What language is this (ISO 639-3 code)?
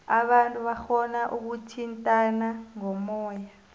nbl